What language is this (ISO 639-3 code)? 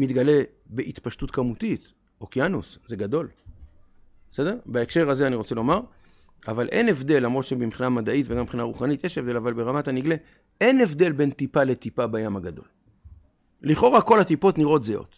heb